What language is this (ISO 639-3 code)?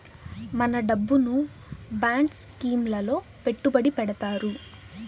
tel